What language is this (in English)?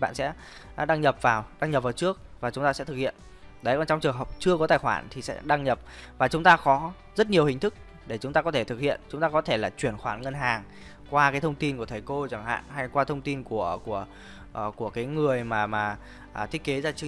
Vietnamese